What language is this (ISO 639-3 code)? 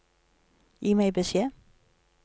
nor